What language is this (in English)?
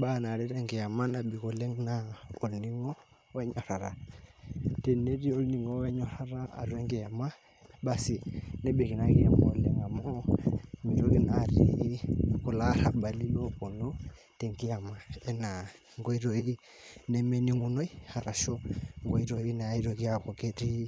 Masai